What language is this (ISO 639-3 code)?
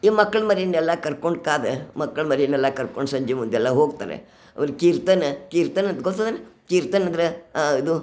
kan